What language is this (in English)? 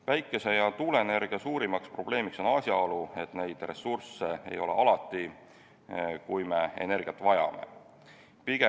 Estonian